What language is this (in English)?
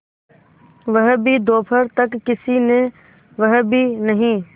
Hindi